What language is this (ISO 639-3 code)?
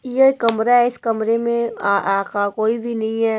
hin